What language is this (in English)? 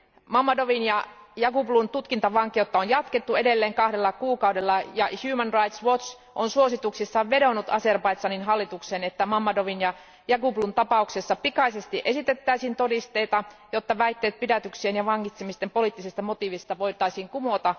Finnish